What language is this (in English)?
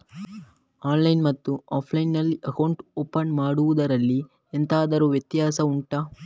Kannada